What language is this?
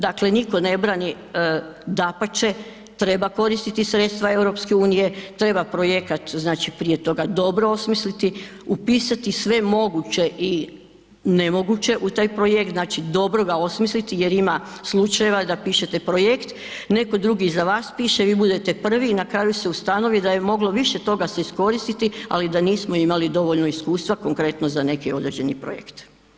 Croatian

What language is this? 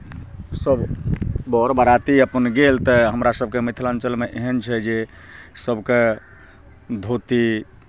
Maithili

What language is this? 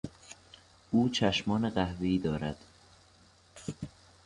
Persian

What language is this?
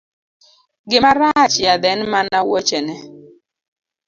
Luo (Kenya and Tanzania)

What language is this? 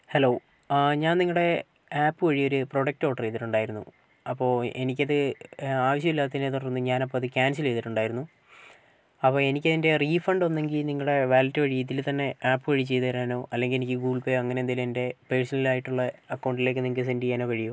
Malayalam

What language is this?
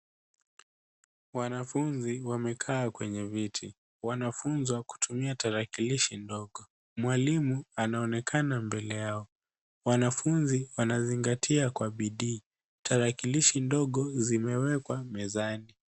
Swahili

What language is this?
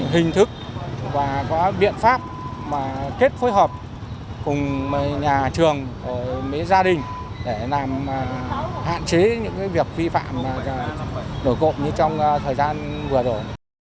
Vietnamese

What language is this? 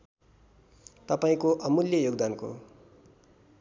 Nepali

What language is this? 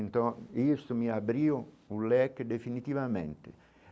Portuguese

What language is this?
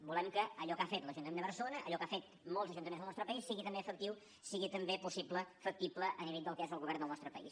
Catalan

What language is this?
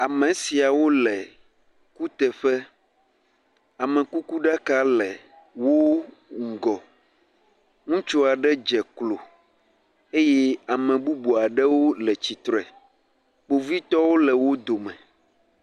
Ewe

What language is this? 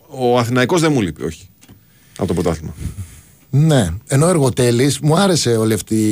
Greek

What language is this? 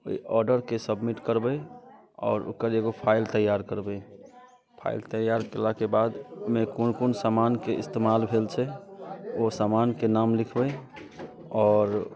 Maithili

